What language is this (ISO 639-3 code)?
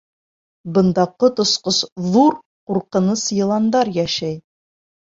bak